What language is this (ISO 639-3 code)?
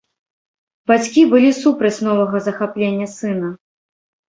bel